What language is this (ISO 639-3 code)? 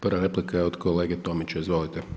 hrv